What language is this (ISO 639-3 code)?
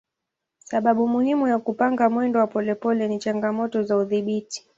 swa